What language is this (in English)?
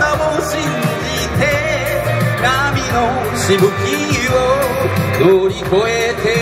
Japanese